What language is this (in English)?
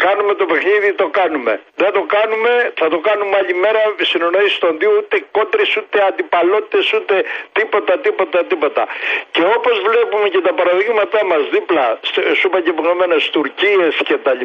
Greek